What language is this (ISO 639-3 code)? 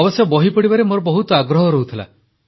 ori